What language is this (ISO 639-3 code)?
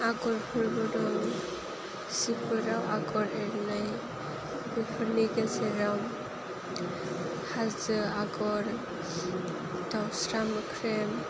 brx